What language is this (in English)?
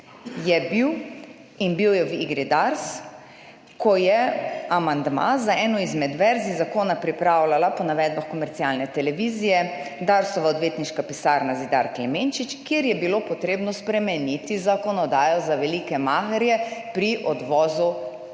Slovenian